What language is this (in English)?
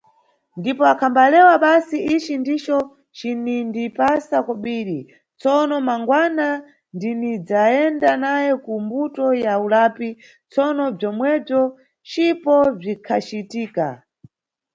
Nyungwe